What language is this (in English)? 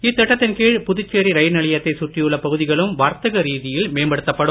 Tamil